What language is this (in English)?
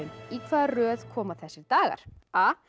Icelandic